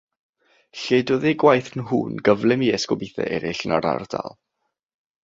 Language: Welsh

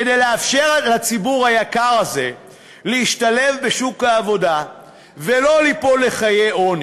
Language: Hebrew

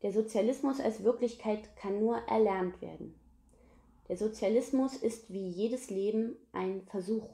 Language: German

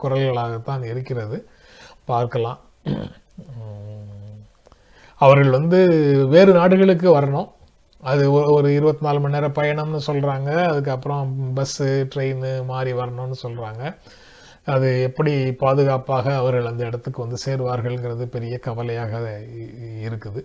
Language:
Tamil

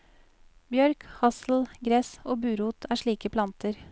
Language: Norwegian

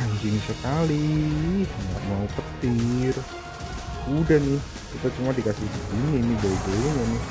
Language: Indonesian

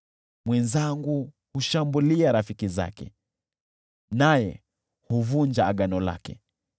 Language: Swahili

